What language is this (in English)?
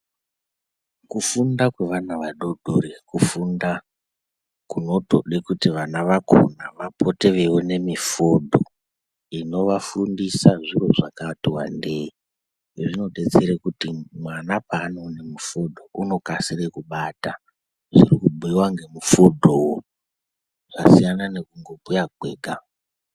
Ndau